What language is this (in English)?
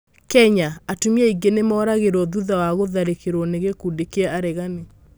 Kikuyu